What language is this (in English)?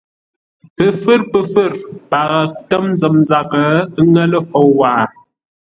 Ngombale